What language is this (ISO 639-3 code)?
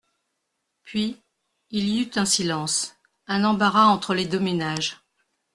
fra